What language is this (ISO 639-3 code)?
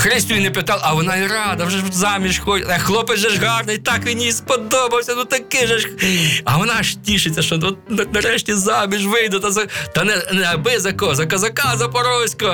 ukr